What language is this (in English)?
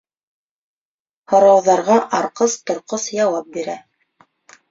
Bashkir